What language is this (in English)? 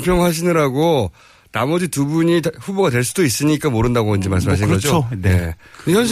Korean